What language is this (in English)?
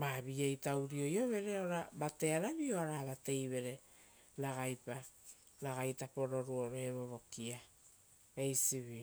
Rotokas